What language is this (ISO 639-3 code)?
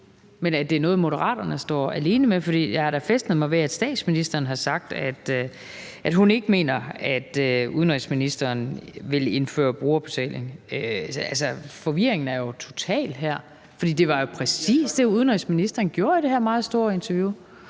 dan